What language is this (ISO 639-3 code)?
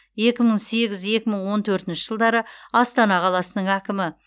kaz